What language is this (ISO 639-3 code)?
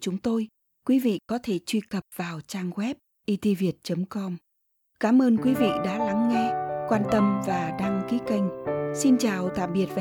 vie